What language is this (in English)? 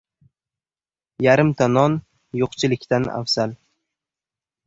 Uzbek